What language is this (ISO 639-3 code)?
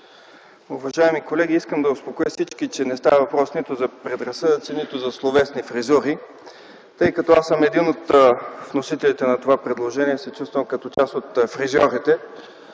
bul